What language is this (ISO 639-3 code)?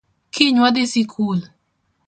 luo